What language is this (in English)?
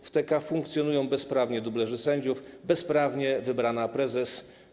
Polish